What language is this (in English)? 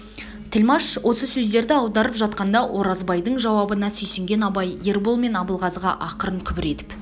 Kazakh